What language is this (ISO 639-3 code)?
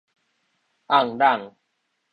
nan